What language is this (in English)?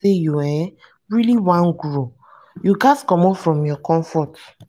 Nigerian Pidgin